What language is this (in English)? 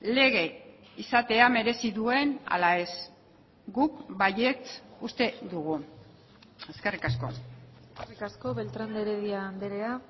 Basque